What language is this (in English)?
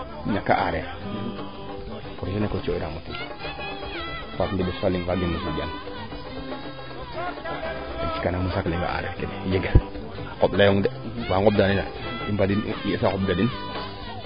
Serer